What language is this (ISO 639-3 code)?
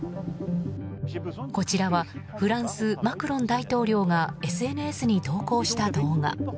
jpn